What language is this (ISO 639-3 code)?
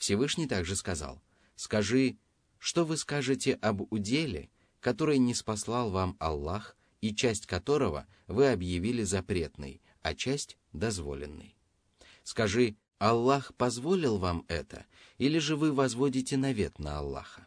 rus